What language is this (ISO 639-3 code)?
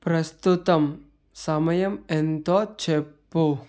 tel